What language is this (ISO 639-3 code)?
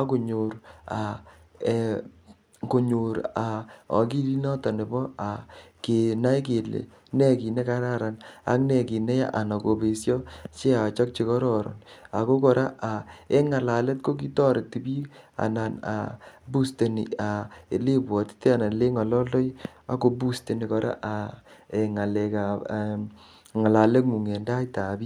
kln